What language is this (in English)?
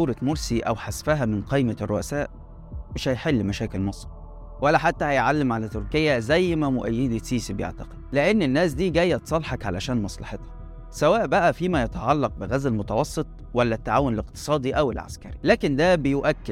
Arabic